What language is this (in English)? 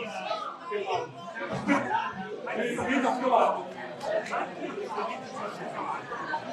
Italian